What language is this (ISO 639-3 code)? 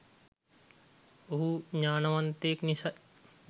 sin